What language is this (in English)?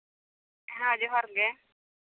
Santali